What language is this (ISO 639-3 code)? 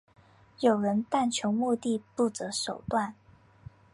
zho